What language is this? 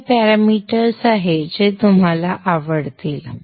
Marathi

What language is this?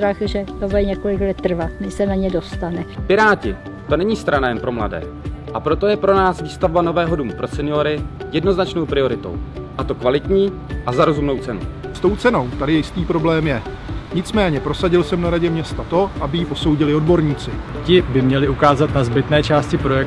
Czech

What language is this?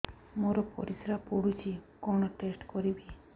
Odia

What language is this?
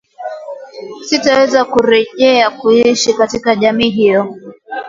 Swahili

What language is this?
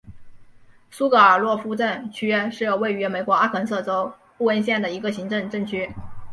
Chinese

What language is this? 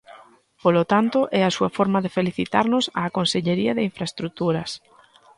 Galician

